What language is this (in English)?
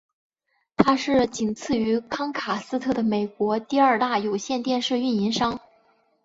Chinese